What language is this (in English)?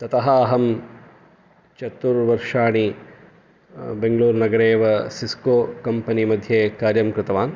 Sanskrit